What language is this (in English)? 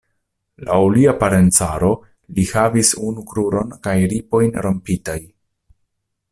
Esperanto